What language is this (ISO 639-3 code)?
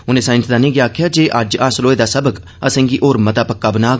doi